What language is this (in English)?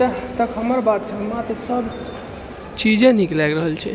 Maithili